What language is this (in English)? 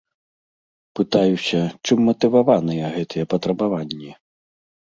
Belarusian